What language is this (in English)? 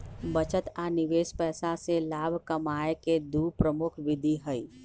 Magahi